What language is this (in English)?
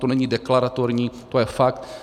Czech